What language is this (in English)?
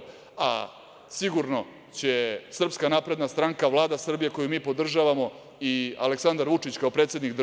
Serbian